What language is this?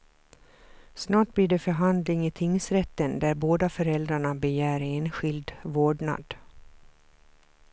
Swedish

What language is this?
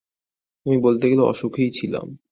Bangla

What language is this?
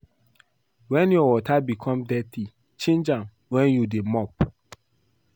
Nigerian Pidgin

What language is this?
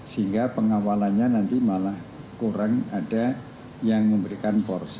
Indonesian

